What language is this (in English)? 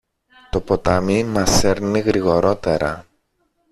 Greek